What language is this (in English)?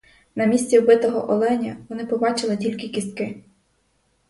Ukrainian